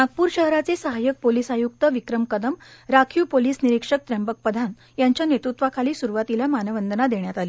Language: Marathi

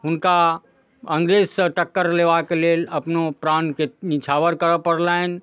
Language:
Maithili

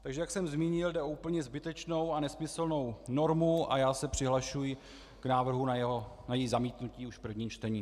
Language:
Czech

